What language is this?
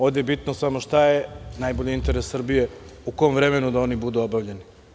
Serbian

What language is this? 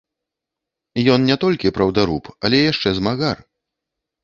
Belarusian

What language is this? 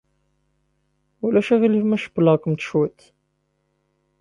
Kabyle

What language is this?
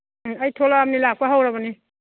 Manipuri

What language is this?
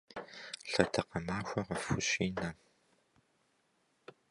Kabardian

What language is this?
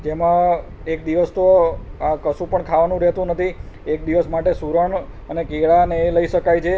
Gujarati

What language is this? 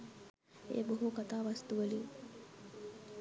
Sinhala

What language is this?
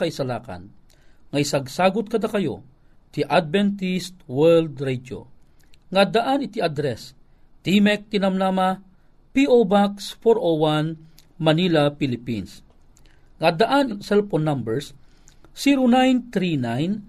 Filipino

